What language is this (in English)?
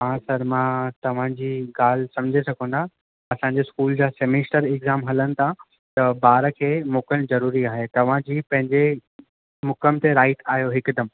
Sindhi